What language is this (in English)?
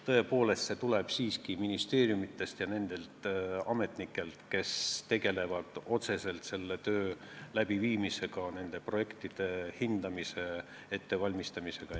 Estonian